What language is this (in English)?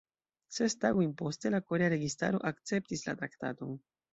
Esperanto